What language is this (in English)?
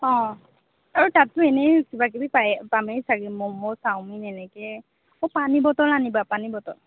Assamese